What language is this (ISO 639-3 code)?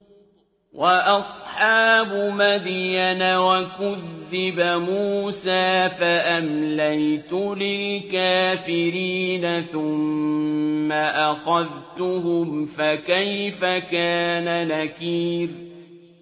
ara